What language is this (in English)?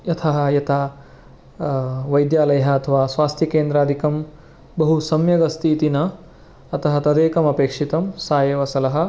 Sanskrit